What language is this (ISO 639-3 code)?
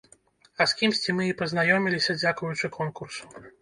bel